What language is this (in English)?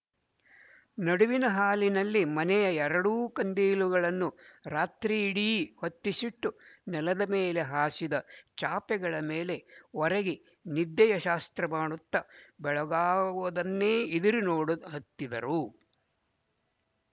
Kannada